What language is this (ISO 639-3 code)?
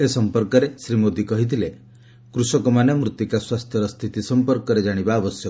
ori